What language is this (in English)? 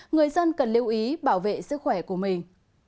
Vietnamese